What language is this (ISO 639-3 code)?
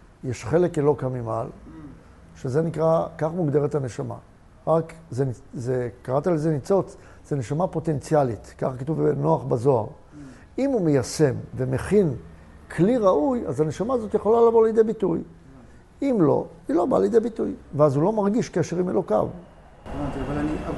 heb